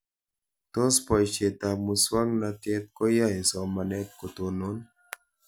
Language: Kalenjin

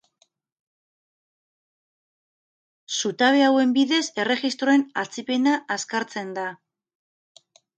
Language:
Basque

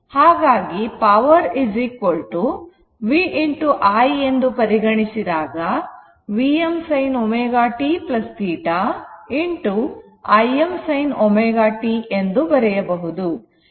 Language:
Kannada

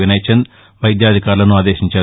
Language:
Telugu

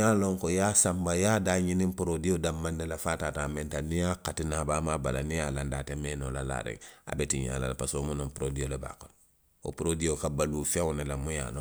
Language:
Western Maninkakan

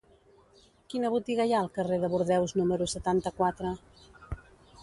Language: Catalan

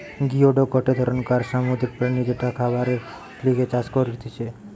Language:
Bangla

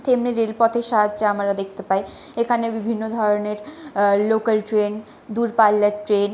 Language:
Bangla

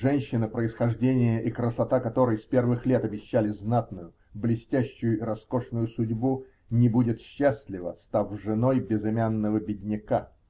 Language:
Russian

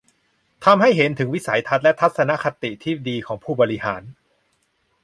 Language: Thai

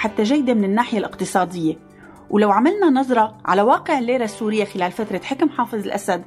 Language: Arabic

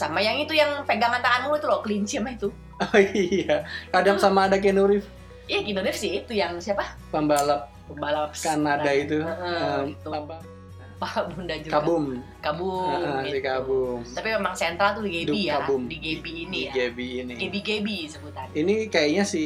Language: Indonesian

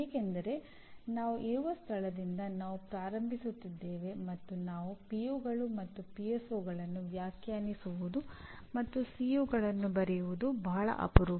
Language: Kannada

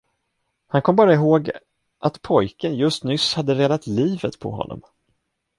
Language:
Swedish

